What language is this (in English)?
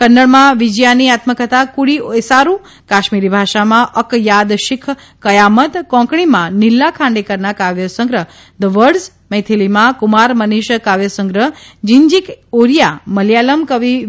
Gujarati